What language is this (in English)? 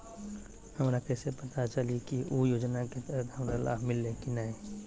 Magahi